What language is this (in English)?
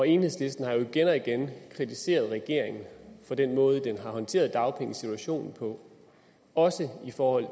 Danish